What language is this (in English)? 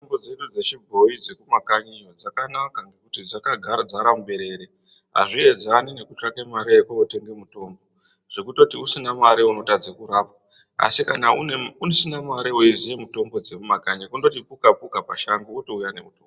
Ndau